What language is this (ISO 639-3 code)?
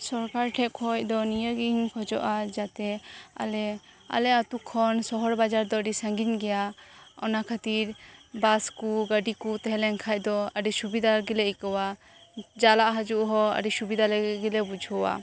sat